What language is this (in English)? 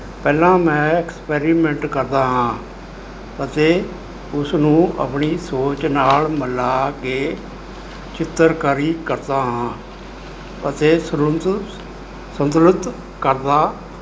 Punjabi